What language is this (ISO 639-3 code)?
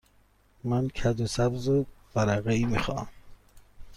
fas